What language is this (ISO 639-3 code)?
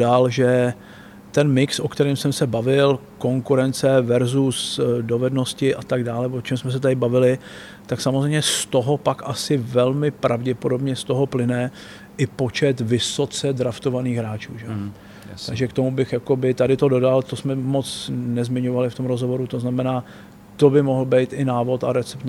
ces